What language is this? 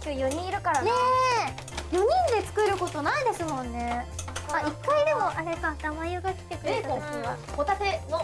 Japanese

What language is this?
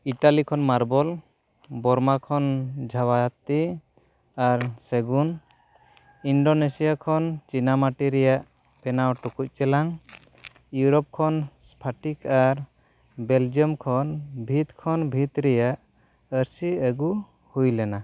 Santali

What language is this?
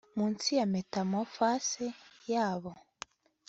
Kinyarwanda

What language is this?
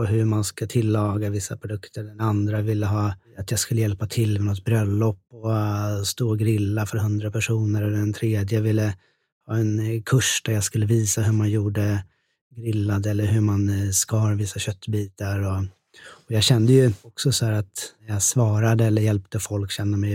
Swedish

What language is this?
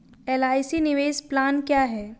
Hindi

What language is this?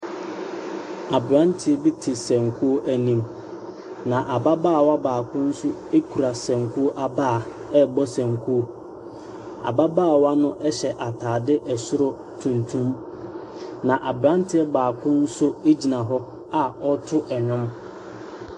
Akan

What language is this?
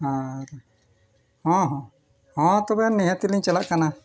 Santali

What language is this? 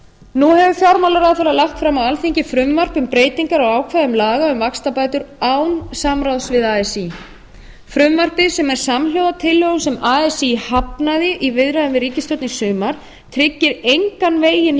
Icelandic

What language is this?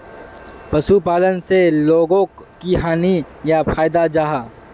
Magahi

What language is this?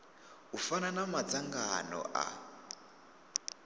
Venda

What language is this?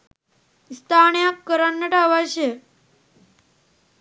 Sinhala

